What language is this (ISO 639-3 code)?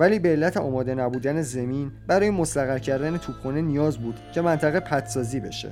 fas